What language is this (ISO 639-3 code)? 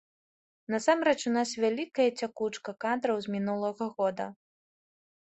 bel